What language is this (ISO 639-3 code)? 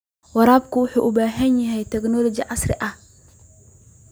som